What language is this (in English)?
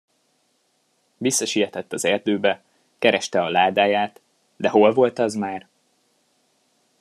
Hungarian